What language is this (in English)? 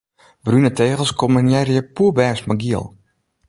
Western Frisian